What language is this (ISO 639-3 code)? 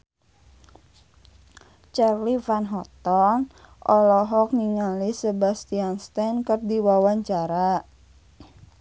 sun